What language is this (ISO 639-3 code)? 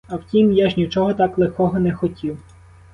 ukr